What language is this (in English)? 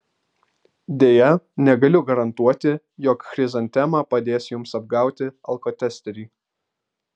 Lithuanian